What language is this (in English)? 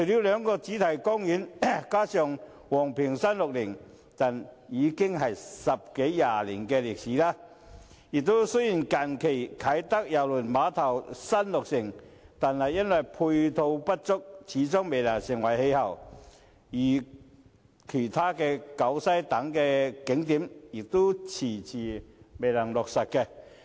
Cantonese